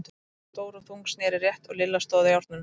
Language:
Icelandic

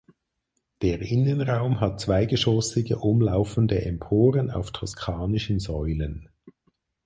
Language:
German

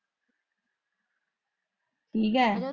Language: Punjabi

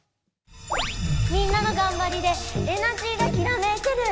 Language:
Japanese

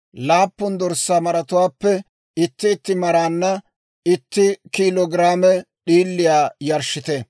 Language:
Dawro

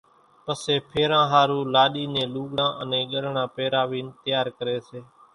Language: Kachi Koli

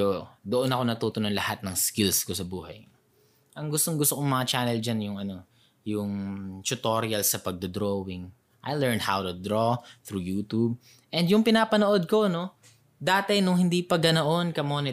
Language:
Filipino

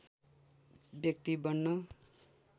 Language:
Nepali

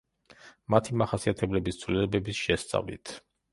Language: Georgian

